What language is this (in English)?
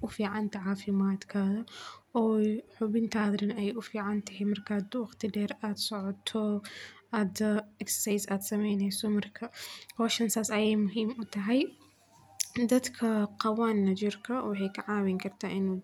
Somali